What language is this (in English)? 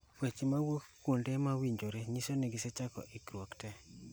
Luo (Kenya and Tanzania)